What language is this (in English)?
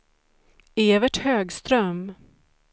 Swedish